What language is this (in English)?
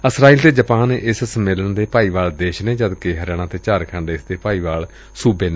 Punjabi